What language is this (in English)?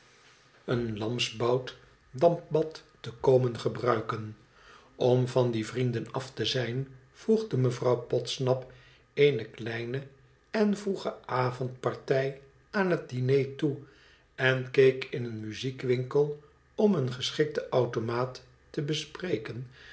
Dutch